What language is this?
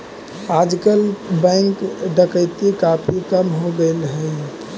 Magahi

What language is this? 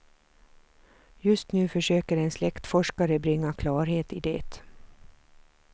Swedish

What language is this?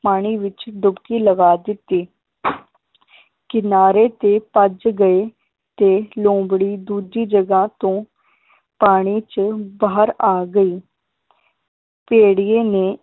Punjabi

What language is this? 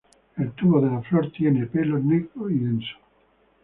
Spanish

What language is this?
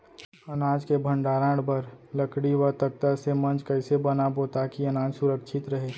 Chhattisgarhi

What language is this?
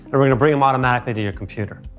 English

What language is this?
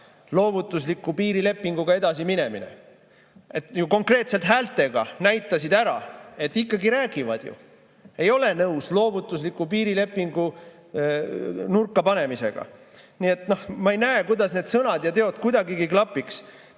Estonian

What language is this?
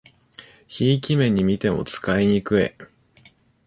Japanese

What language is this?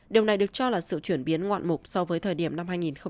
Vietnamese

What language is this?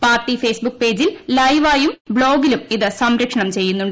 Malayalam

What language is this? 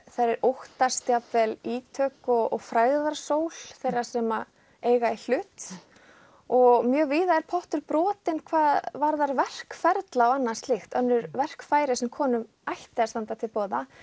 Icelandic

